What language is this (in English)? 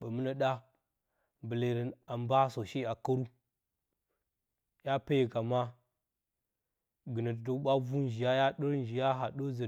Bacama